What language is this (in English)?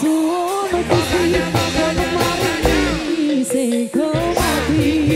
Indonesian